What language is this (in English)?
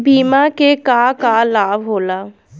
Bhojpuri